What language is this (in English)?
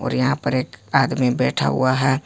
Hindi